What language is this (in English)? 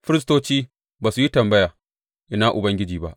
Hausa